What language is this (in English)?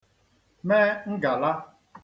Igbo